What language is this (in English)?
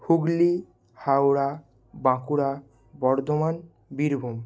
Bangla